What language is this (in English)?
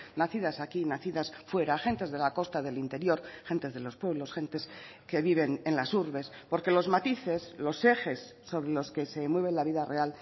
Spanish